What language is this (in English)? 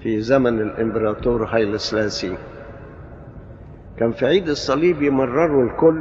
Arabic